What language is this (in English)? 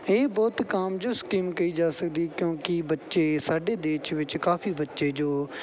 Punjabi